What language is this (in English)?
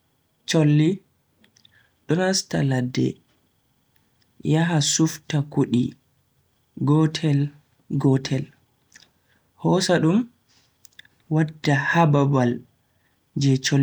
Bagirmi Fulfulde